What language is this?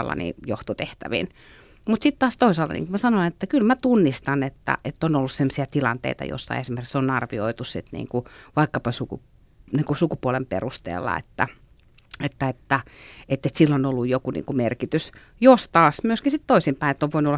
Finnish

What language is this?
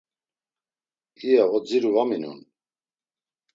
Laz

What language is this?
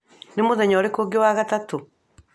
Kikuyu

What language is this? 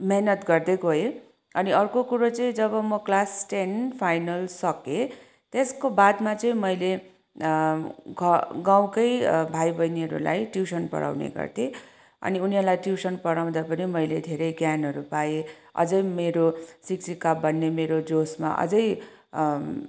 Nepali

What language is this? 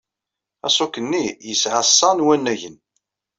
Kabyle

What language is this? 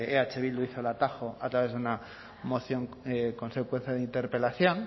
Spanish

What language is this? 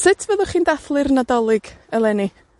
Welsh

